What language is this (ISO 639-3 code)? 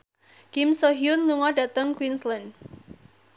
jav